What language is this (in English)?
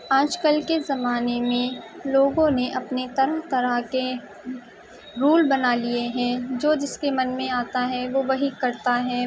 Urdu